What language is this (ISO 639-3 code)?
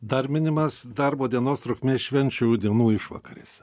lit